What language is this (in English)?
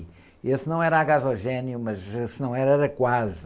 Portuguese